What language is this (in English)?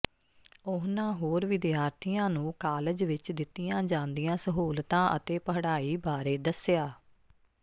Punjabi